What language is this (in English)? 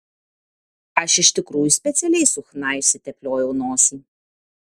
Lithuanian